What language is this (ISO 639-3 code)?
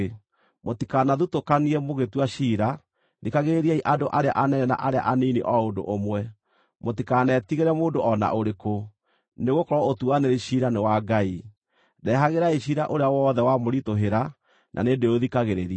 kik